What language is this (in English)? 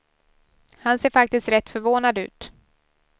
Swedish